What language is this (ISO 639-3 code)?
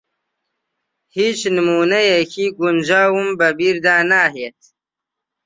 ckb